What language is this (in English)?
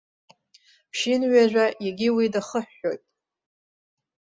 Abkhazian